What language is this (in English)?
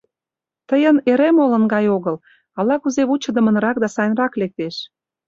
Mari